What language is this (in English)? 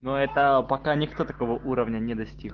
Russian